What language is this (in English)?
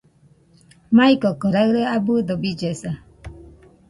Nüpode Huitoto